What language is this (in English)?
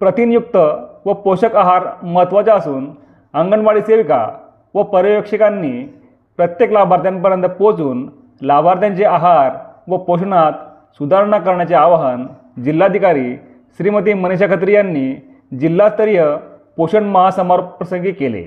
Marathi